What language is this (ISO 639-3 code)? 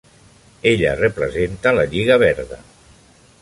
cat